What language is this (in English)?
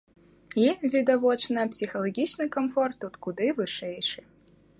Belarusian